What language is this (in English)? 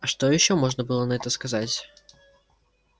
Russian